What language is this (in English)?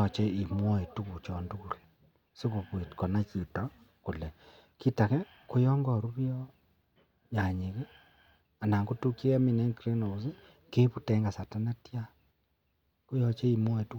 Kalenjin